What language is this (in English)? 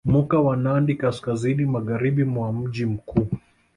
Swahili